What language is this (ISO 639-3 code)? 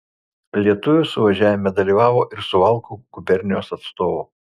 lit